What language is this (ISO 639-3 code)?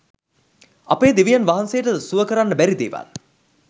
sin